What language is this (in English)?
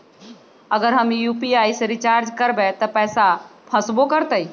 Magahi